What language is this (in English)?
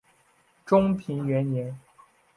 Chinese